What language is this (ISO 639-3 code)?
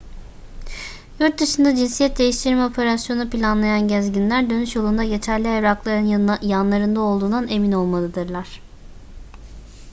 tur